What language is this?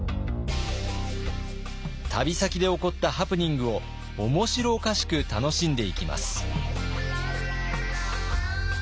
Japanese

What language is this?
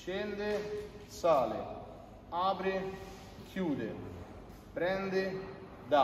Italian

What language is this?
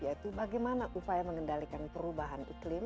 Indonesian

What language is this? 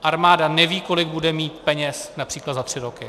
Czech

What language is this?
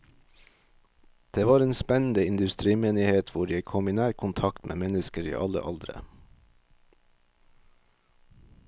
Norwegian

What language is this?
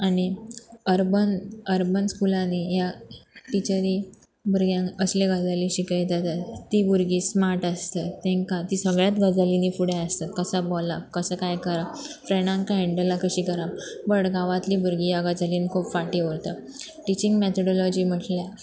Konkani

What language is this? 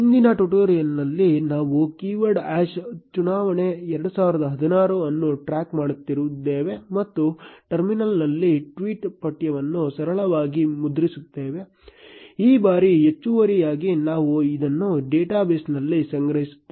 Kannada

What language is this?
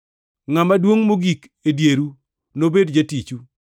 Luo (Kenya and Tanzania)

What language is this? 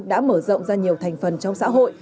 Vietnamese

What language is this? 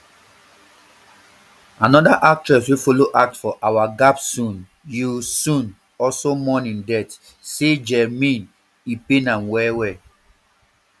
Nigerian Pidgin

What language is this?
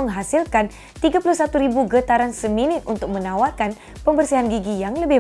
Malay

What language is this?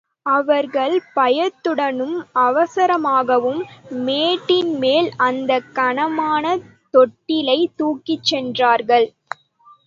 Tamil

